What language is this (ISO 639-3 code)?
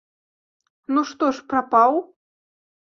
bel